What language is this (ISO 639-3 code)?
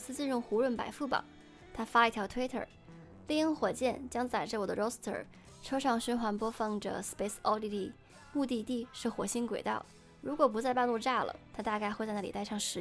zho